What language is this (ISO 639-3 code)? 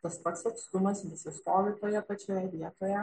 lit